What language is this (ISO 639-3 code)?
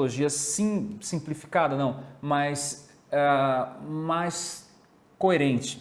por